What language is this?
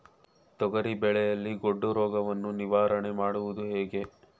Kannada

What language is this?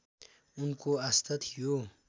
Nepali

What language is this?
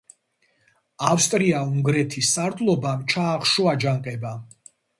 Georgian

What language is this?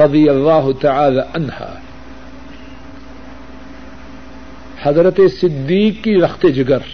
Urdu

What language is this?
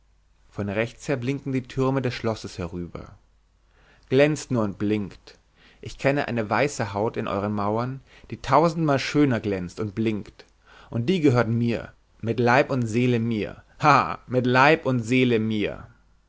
German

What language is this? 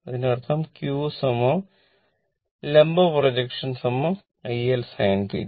Malayalam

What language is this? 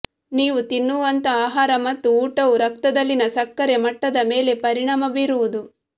Kannada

